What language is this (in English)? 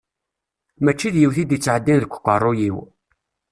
Kabyle